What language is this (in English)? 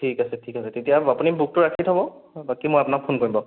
Assamese